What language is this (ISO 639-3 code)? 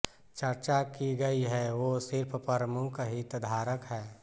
hin